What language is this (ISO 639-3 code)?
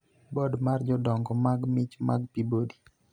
luo